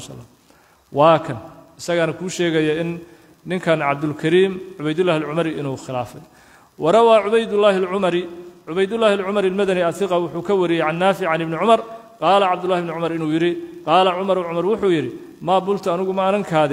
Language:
Arabic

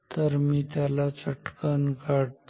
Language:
Marathi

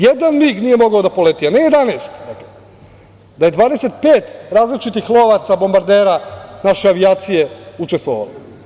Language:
Serbian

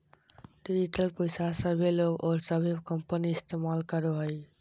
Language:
Magahi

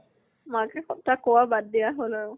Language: Assamese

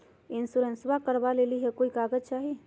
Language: Magahi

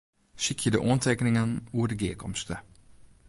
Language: Western Frisian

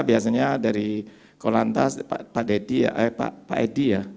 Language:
Indonesian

